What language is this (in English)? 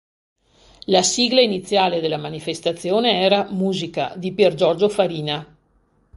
Italian